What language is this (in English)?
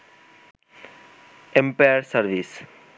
Bangla